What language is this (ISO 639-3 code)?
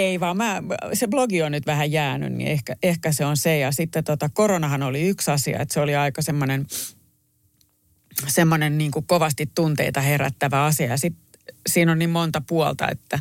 fin